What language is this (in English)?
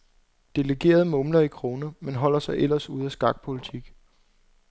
Danish